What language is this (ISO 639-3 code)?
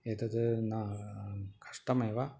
san